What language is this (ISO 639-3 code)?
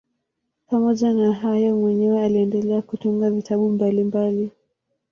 swa